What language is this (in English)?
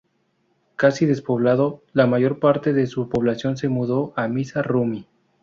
Spanish